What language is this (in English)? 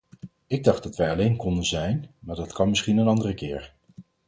Dutch